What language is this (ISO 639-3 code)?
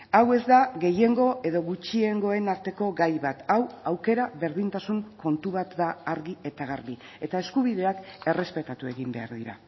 eus